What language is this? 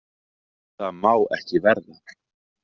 Icelandic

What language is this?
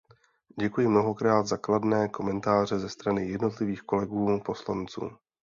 Czech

